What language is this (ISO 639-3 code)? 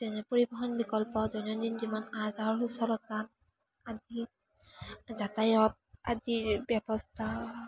asm